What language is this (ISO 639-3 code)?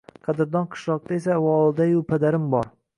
uzb